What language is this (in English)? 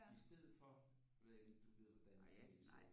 Danish